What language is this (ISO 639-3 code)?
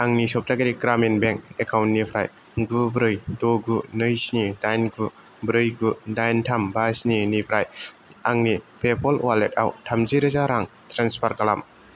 brx